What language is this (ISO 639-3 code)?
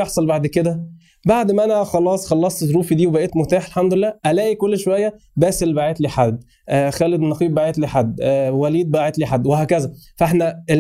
ara